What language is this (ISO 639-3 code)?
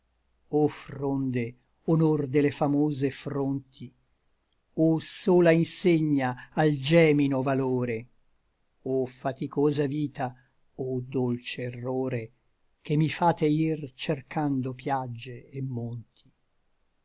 ita